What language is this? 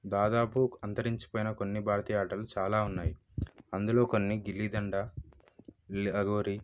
Telugu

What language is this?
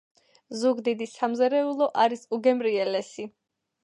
Georgian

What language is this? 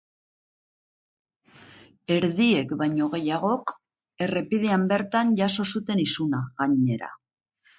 Basque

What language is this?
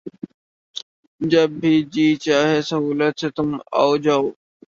Urdu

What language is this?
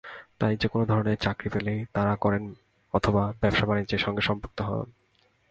Bangla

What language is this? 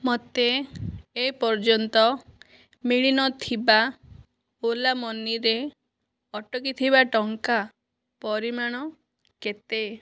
Odia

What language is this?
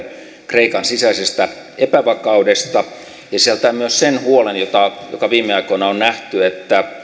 Finnish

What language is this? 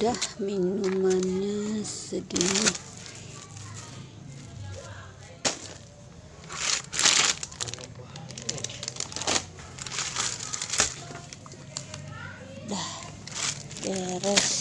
Indonesian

